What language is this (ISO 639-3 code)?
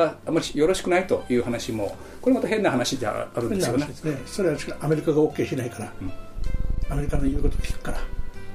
jpn